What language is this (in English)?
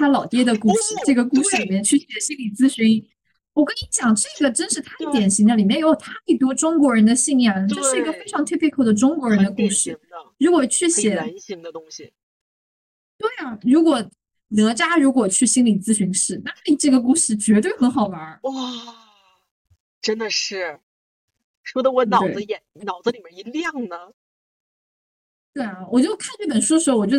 Chinese